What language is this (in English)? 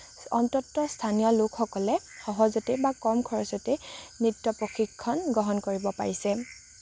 Assamese